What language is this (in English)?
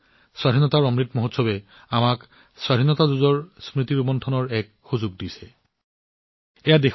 Assamese